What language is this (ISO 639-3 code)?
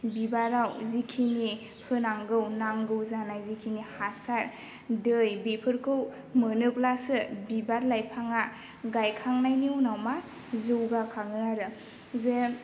brx